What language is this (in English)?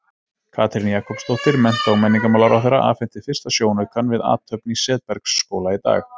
Icelandic